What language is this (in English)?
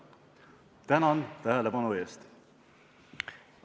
Estonian